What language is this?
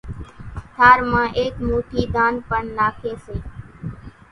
Kachi Koli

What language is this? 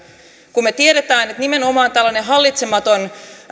Finnish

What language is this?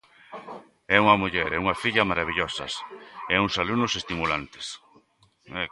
Galician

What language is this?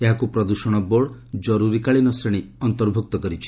Odia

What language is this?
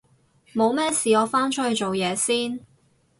Cantonese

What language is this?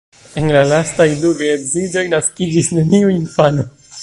Esperanto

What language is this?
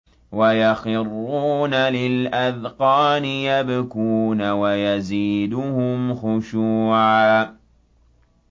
Arabic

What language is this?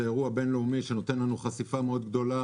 Hebrew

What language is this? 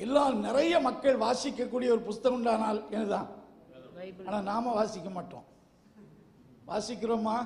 Thai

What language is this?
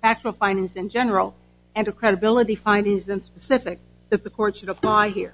English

